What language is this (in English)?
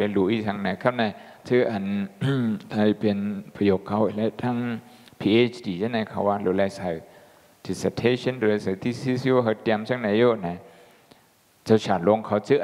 Thai